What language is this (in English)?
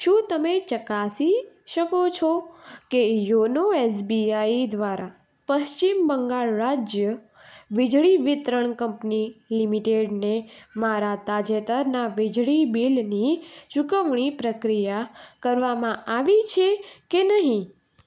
Gujarati